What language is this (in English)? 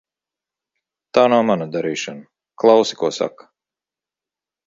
Latvian